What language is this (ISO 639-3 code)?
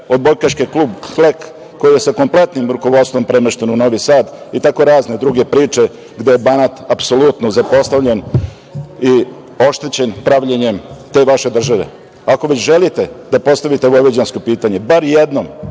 srp